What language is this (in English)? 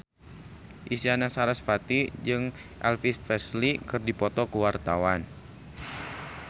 Sundanese